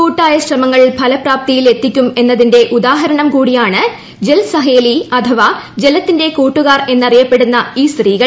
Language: Malayalam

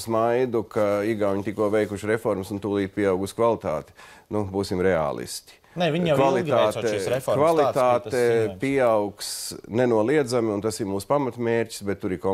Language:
Latvian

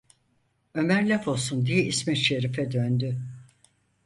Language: Turkish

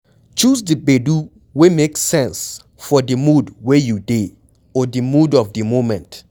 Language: Nigerian Pidgin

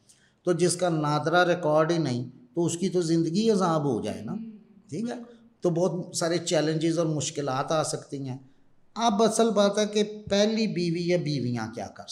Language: Urdu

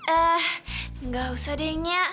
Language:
Indonesian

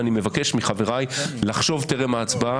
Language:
Hebrew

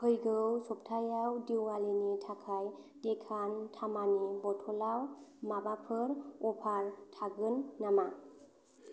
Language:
Bodo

